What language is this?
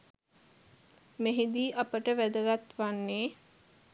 Sinhala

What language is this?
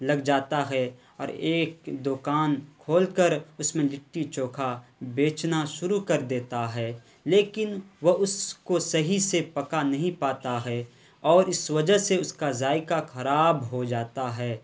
Urdu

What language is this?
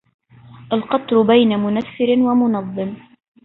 Arabic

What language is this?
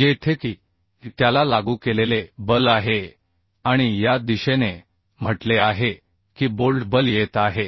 Marathi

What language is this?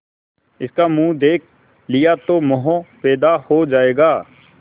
Hindi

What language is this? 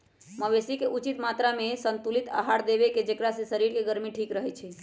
Magahi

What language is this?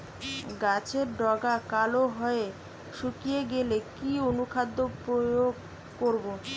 Bangla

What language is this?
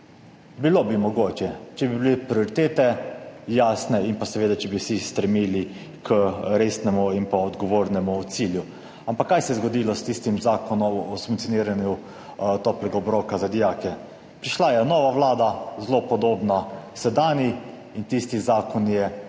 Slovenian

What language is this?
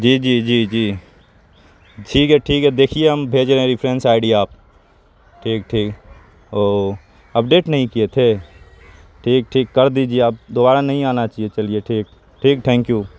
Urdu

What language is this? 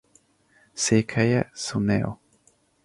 Hungarian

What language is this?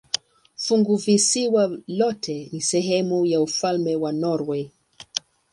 Swahili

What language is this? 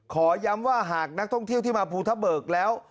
Thai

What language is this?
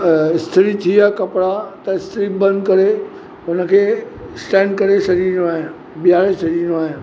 Sindhi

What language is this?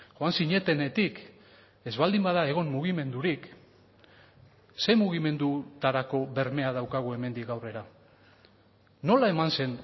Basque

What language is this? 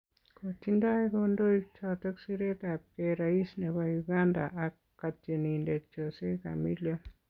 Kalenjin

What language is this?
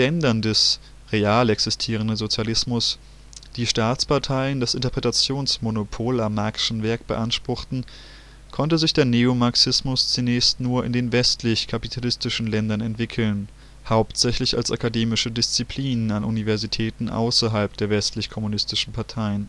German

